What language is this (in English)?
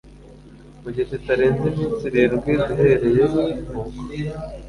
Kinyarwanda